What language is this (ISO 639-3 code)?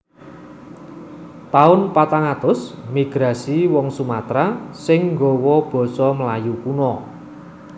jav